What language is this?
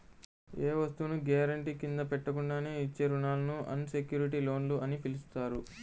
Telugu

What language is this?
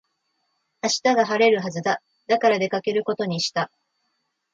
Japanese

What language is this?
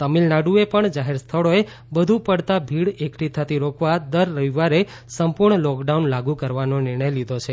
Gujarati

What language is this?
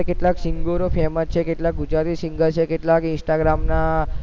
Gujarati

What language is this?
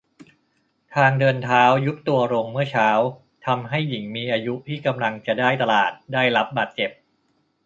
Thai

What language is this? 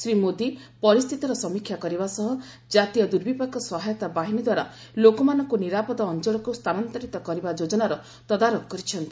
Odia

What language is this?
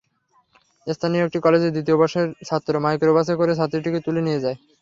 Bangla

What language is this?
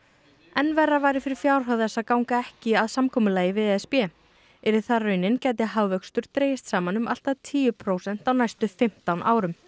Icelandic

